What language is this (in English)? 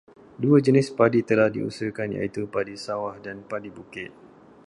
Malay